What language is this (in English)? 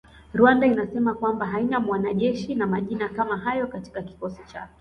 Swahili